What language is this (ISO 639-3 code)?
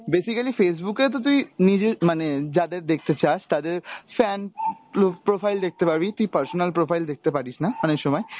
ben